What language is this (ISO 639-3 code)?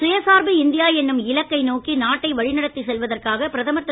tam